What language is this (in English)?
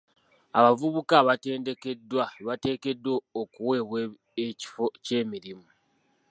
Ganda